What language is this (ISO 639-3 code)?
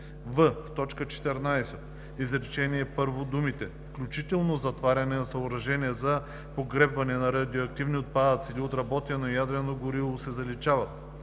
bul